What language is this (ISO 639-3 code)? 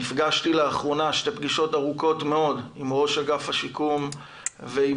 heb